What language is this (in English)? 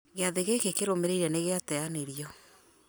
Kikuyu